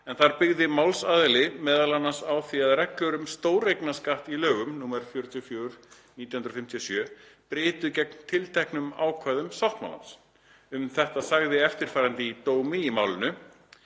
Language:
Icelandic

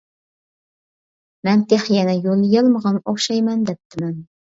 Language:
Uyghur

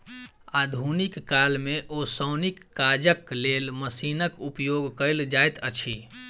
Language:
Maithili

